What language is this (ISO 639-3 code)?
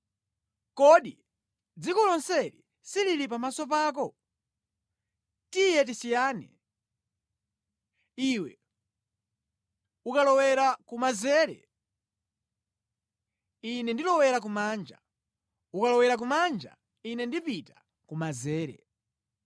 nya